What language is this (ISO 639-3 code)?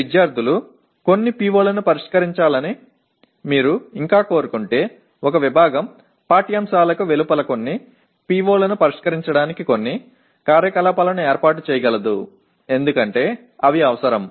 tel